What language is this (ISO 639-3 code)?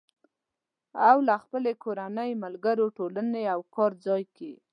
pus